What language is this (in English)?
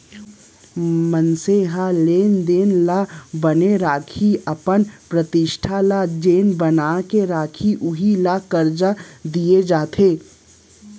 Chhattisgarhi